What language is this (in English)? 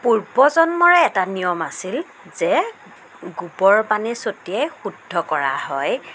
Assamese